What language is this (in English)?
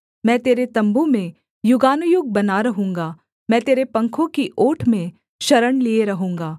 Hindi